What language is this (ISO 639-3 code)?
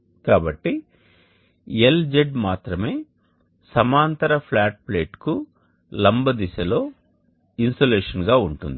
tel